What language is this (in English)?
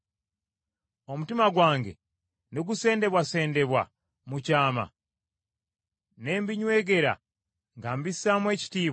Ganda